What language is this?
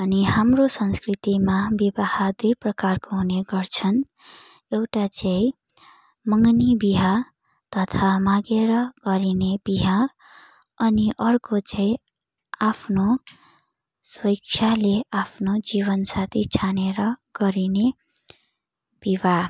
Nepali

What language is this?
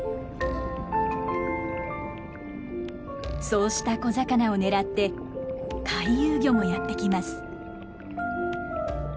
Japanese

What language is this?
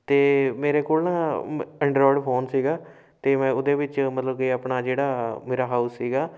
Punjabi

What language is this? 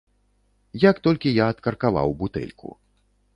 Belarusian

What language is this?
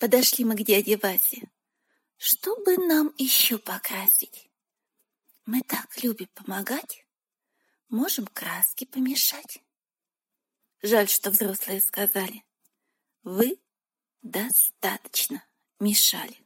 Russian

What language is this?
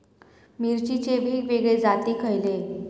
Marathi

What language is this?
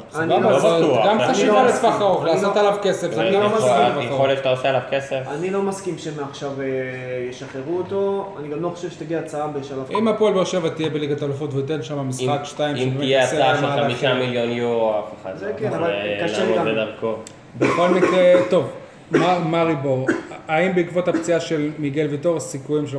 Hebrew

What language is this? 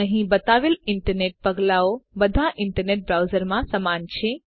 Gujarati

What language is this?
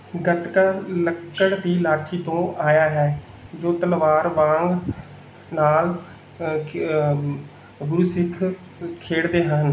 Punjabi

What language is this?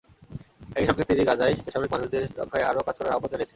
Bangla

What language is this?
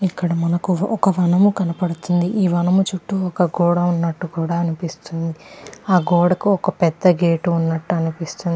Telugu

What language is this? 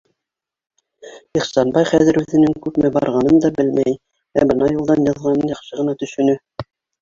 Bashkir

